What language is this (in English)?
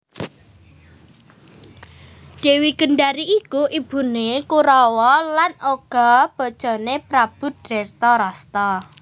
Javanese